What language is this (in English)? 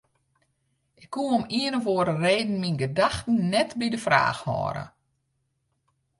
Western Frisian